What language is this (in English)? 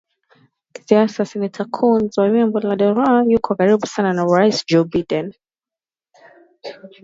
Swahili